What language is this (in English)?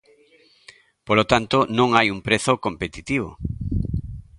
Galician